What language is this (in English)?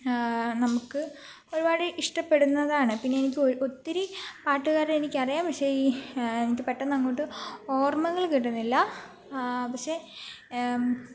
Malayalam